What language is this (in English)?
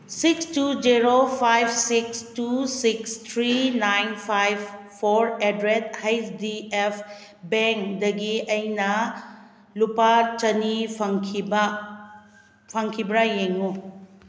Manipuri